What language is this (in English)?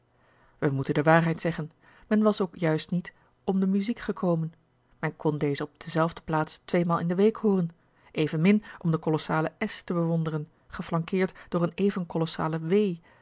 Dutch